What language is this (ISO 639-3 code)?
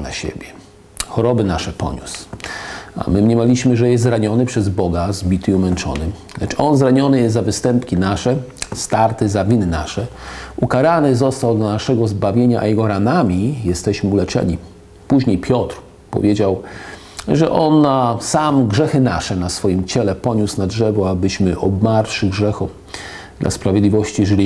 pol